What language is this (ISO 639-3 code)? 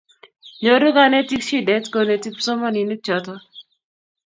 kln